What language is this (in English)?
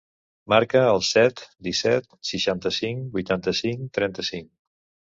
Catalan